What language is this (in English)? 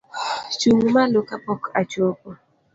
Luo (Kenya and Tanzania)